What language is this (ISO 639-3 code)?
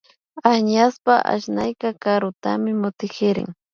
qvi